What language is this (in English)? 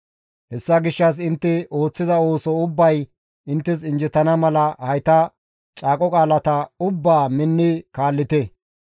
Gamo